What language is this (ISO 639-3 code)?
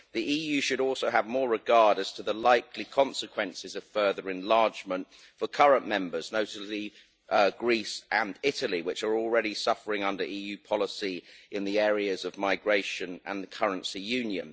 eng